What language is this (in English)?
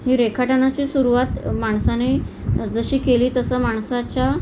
Marathi